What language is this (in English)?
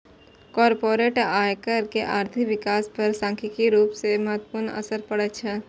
Maithili